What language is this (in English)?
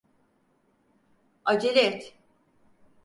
Turkish